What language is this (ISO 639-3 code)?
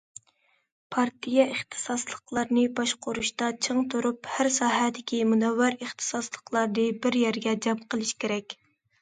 uig